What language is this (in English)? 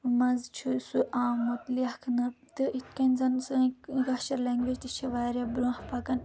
Kashmiri